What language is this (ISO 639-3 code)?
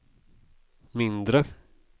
swe